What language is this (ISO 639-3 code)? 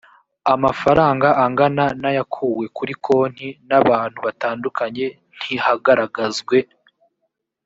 kin